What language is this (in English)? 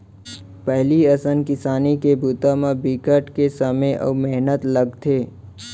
Chhattisgarhi